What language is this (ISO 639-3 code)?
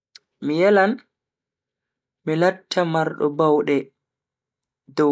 fui